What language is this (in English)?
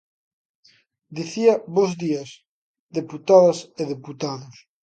Galician